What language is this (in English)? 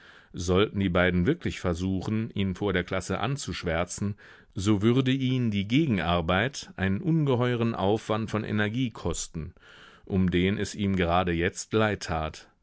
German